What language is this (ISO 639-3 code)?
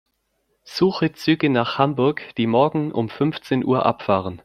deu